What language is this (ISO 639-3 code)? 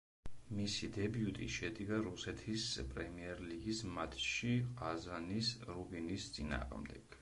kat